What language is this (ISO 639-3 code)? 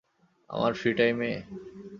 ben